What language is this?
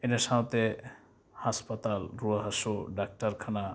Santali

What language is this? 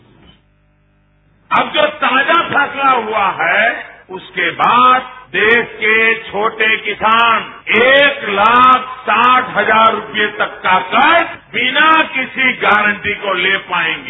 Hindi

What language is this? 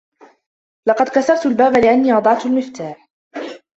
Arabic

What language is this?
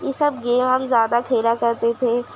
Urdu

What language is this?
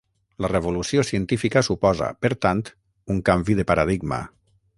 Catalan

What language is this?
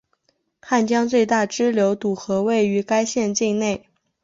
Chinese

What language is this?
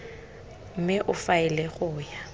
Tswana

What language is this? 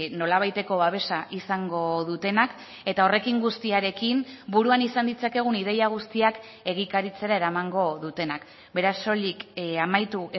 Basque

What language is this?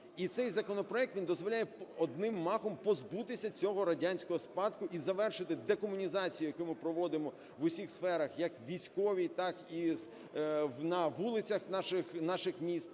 Ukrainian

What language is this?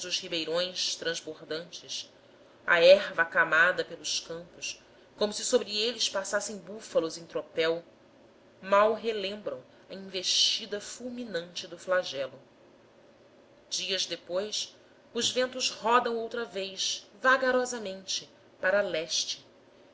Portuguese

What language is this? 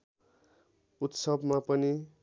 Nepali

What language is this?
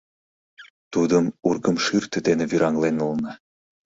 Mari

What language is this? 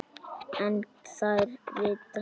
Icelandic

